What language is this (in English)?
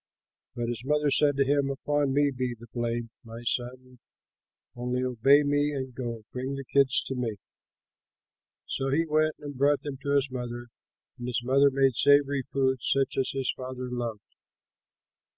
English